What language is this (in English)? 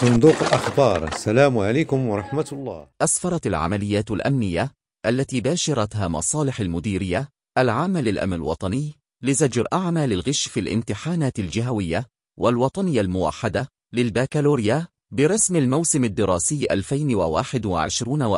Arabic